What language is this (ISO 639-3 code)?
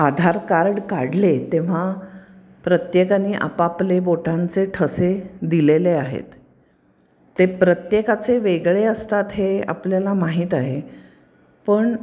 mar